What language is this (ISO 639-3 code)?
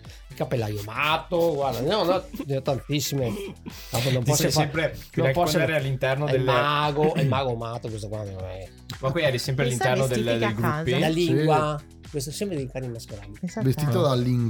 ita